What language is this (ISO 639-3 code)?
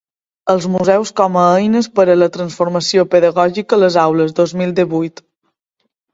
cat